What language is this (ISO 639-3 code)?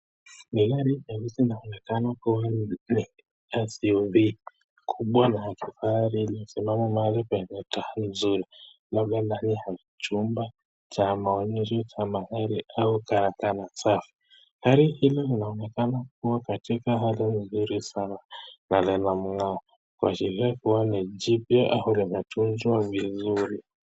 swa